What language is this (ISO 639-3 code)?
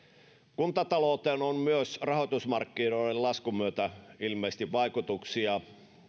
fin